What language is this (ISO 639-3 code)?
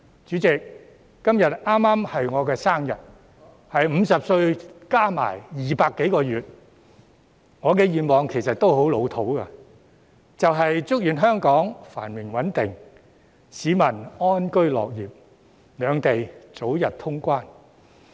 yue